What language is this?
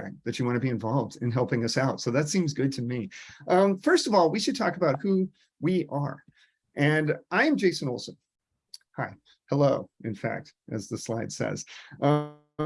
English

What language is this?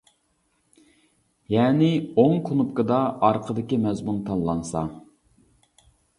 Uyghur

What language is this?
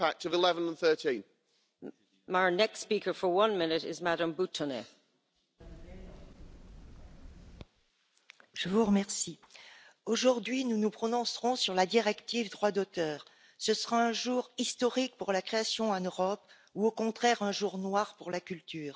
French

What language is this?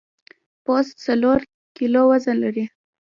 Pashto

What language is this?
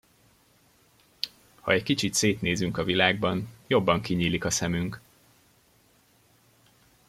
Hungarian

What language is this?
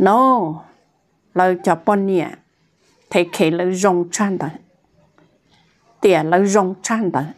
Thai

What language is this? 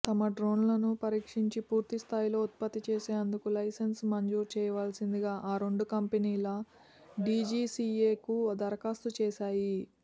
Telugu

